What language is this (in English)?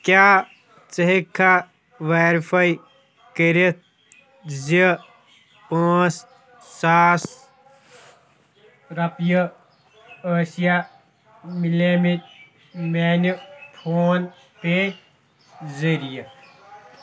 Kashmiri